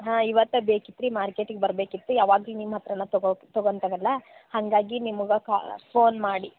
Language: Kannada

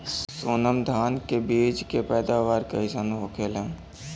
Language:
Bhojpuri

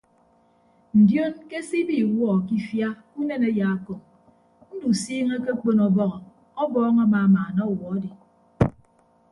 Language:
Ibibio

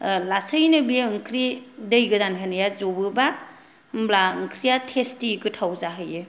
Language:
Bodo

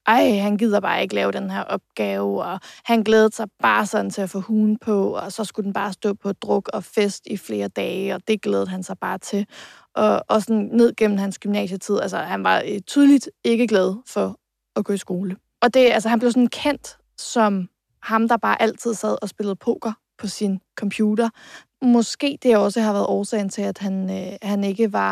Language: Danish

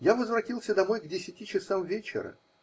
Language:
Russian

